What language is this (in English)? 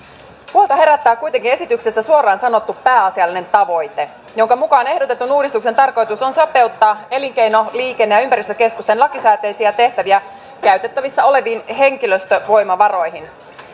Finnish